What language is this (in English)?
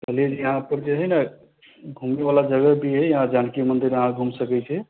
Maithili